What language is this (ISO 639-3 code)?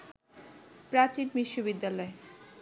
ben